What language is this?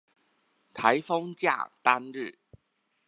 Chinese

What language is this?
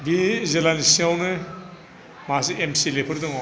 Bodo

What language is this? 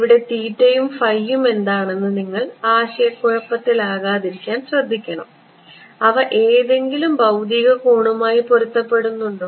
Malayalam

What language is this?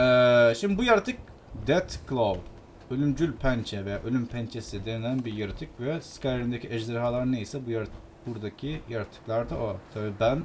Turkish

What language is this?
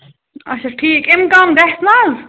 Kashmiri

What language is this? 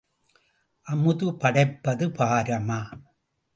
Tamil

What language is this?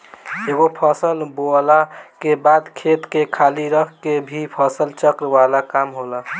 Bhojpuri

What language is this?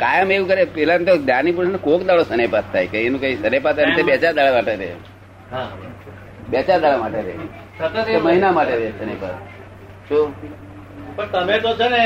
Gujarati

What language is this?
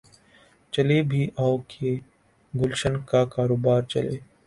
Urdu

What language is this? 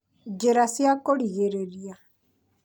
Kikuyu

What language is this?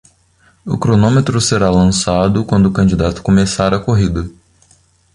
Portuguese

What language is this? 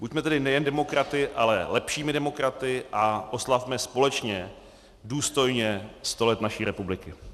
Czech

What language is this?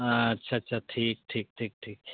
Santali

